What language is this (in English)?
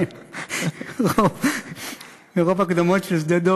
Hebrew